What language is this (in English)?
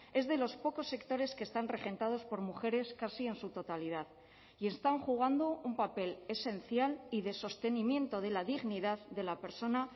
Spanish